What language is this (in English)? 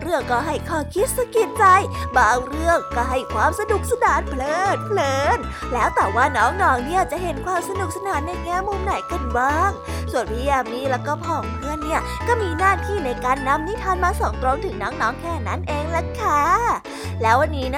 Thai